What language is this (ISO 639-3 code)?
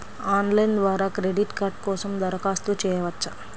tel